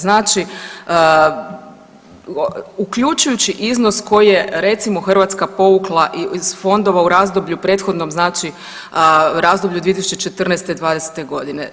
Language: Croatian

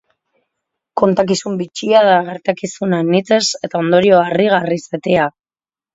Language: Basque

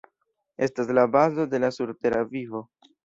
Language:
Esperanto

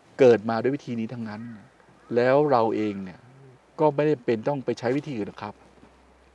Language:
Thai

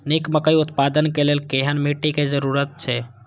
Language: Maithili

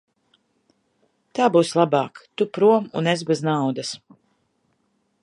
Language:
Latvian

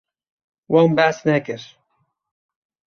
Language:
Kurdish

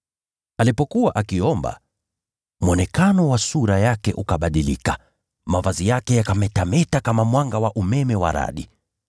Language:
Swahili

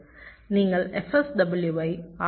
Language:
Tamil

